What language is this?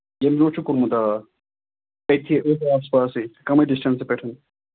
Kashmiri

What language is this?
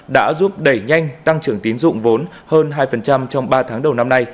Vietnamese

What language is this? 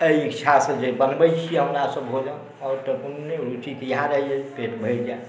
Maithili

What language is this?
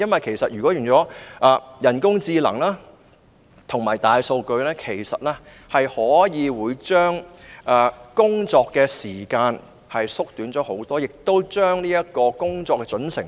Cantonese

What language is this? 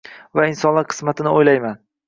Uzbek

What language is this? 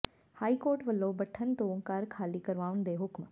Punjabi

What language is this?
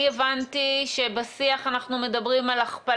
Hebrew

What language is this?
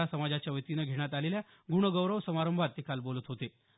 Marathi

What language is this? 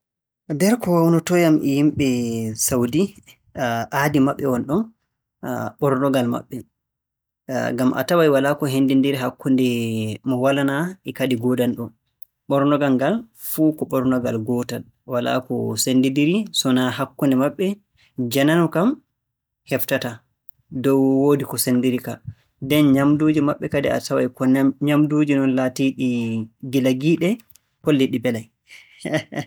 Borgu Fulfulde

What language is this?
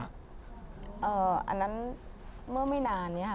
Thai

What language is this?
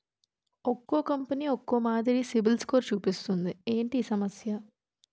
Telugu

